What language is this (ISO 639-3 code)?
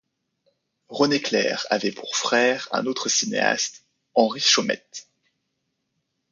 fra